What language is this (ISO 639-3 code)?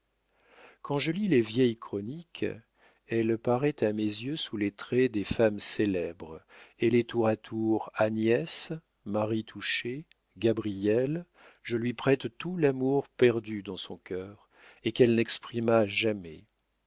fra